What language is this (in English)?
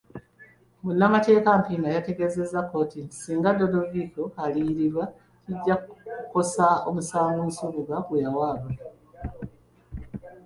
Ganda